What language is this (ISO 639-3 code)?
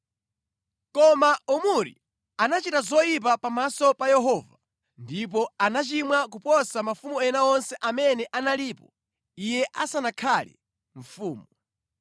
nya